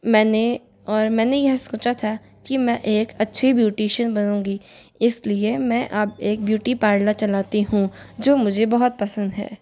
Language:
Hindi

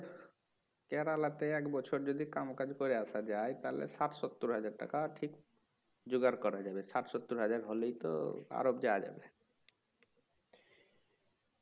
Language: Bangla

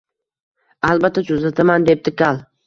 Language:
Uzbek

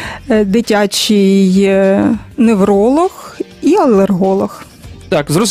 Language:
Ukrainian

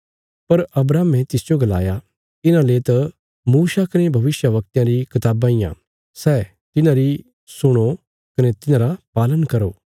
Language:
Bilaspuri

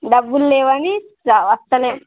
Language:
Telugu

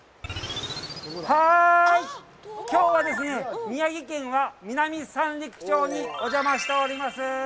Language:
Japanese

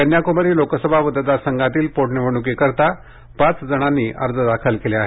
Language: Marathi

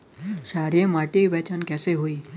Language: Bhojpuri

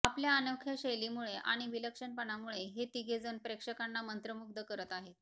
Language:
Marathi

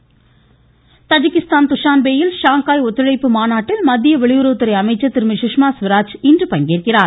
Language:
Tamil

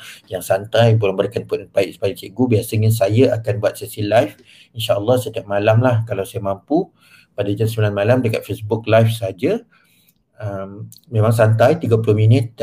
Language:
Malay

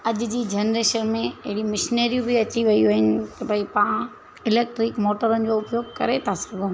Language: Sindhi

